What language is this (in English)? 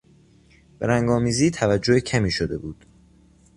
Persian